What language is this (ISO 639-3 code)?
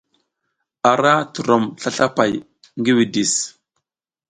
giz